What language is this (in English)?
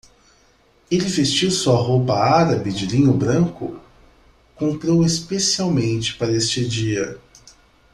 Portuguese